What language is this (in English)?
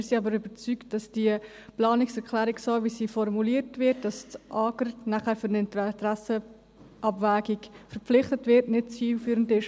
Swiss German